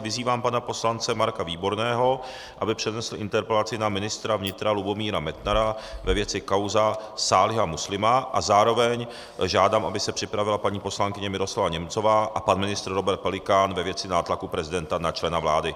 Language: Czech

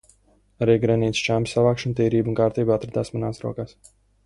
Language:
Latvian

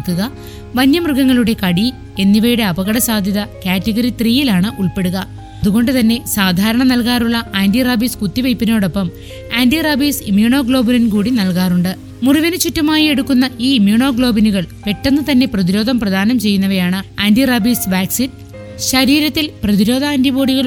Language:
Malayalam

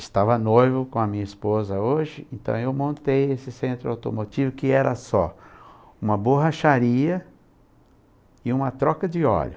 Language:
Portuguese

